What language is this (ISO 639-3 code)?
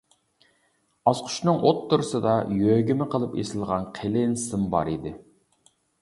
uig